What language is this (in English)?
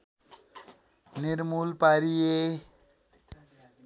Nepali